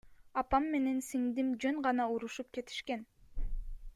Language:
Kyrgyz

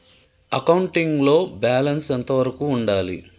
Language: Telugu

